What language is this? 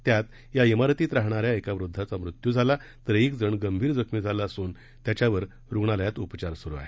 Marathi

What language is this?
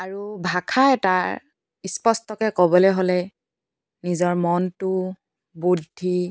Assamese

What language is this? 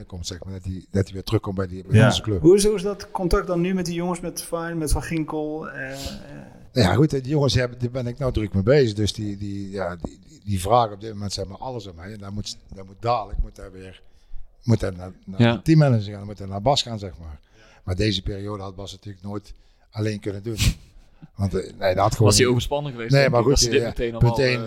Dutch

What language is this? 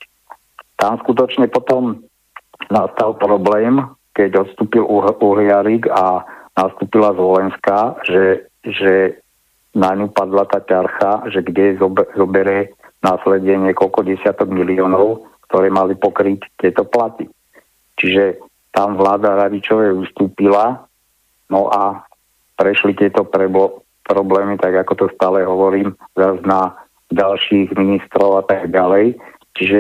Slovak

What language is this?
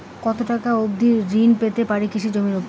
Bangla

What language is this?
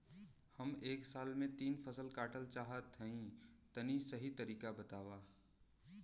Bhojpuri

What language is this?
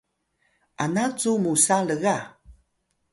Atayal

